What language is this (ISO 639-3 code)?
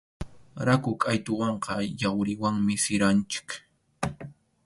qxu